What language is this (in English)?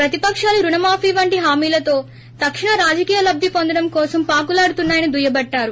Telugu